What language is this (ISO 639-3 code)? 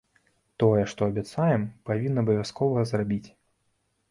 bel